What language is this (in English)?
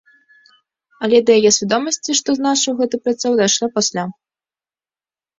Belarusian